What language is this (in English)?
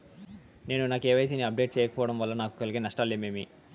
Telugu